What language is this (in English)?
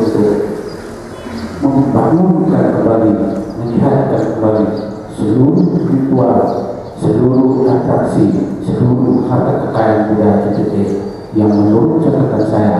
Indonesian